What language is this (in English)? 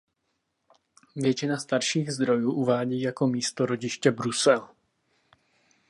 Czech